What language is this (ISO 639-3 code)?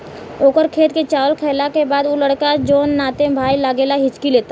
bho